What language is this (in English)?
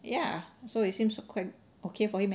English